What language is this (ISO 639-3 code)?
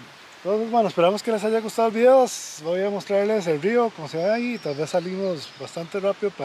spa